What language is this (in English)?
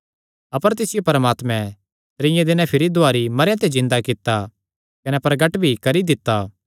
Kangri